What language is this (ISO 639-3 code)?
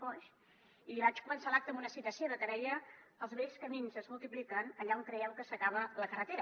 cat